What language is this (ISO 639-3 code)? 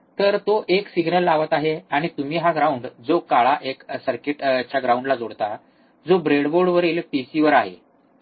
mar